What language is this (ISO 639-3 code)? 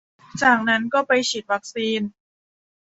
tha